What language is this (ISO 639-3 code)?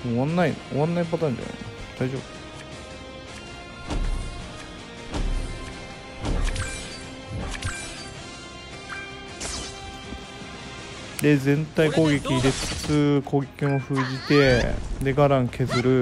jpn